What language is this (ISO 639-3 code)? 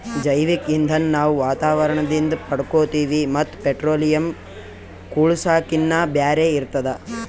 kan